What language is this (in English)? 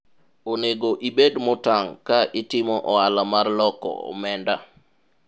Luo (Kenya and Tanzania)